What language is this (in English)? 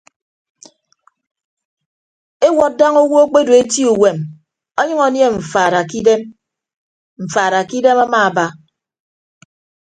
Ibibio